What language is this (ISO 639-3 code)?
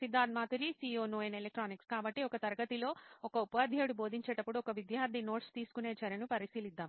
tel